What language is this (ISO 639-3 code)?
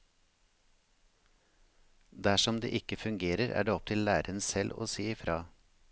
nor